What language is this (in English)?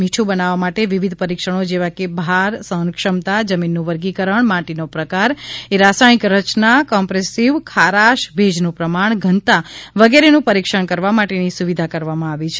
Gujarati